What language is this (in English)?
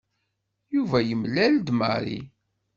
Kabyle